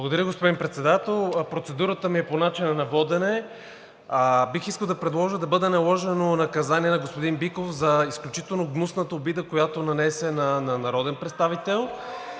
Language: Bulgarian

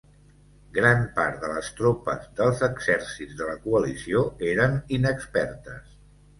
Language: Catalan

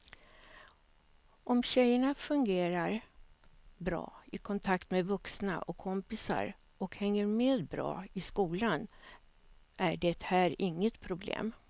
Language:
Swedish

